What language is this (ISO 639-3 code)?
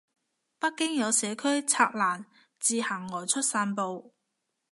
yue